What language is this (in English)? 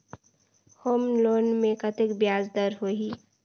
Chhattisgarhi